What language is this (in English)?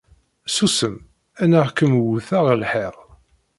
Kabyle